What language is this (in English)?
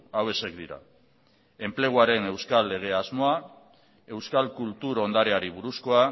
Basque